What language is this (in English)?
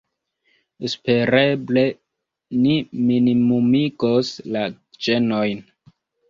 Esperanto